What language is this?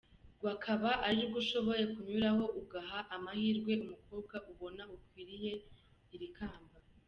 Kinyarwanda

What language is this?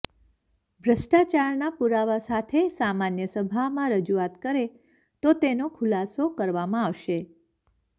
Gujarati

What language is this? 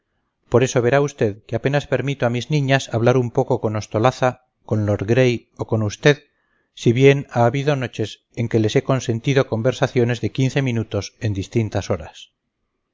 Spanish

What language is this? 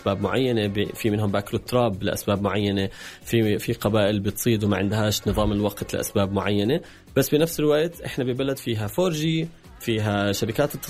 Arabic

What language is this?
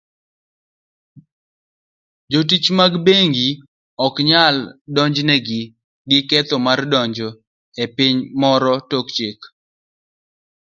Luo (Kenya and Tanzania)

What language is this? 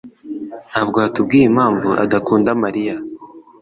Kinyarwanda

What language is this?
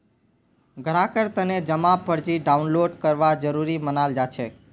Magahi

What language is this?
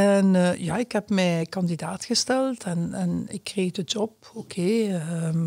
Dutch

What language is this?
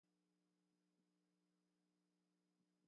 Cantonese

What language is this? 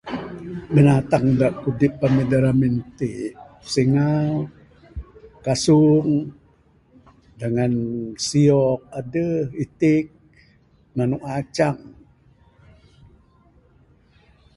Bukar-Sadung Bidayuh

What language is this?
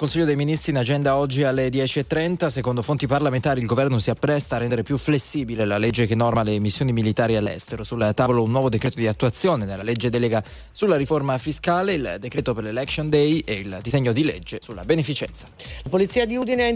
Italian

